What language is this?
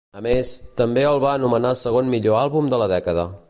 Catalan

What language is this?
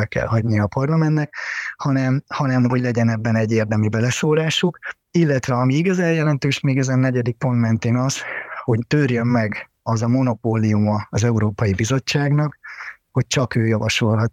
Hungarian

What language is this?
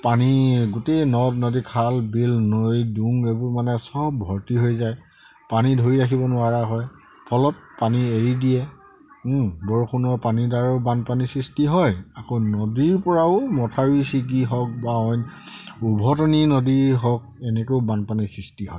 Assamese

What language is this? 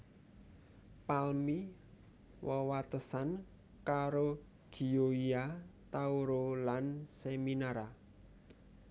Javanese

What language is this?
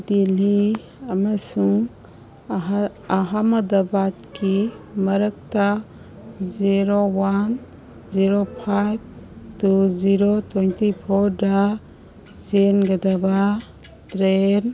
Manipuri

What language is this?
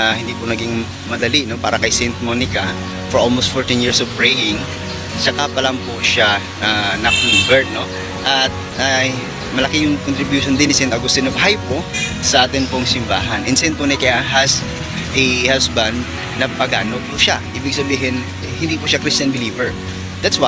Filipino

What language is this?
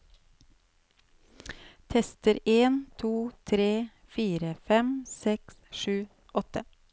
Norwegian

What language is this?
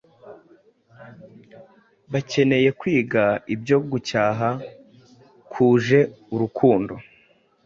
Kinyarwanda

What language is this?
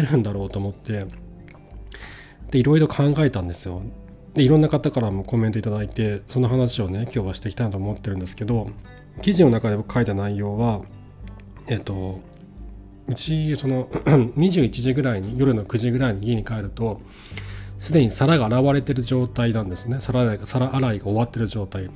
Japanese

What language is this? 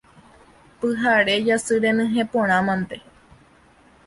Guarani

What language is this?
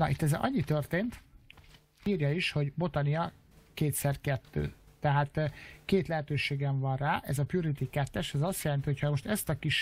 Hungarian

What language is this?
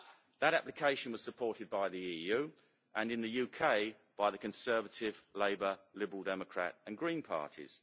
English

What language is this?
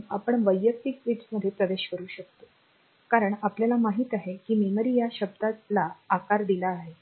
Marathi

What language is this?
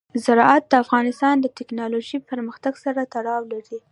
Pashto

